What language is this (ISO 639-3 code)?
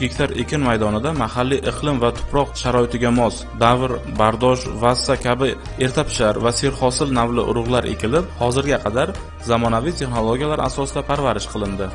tur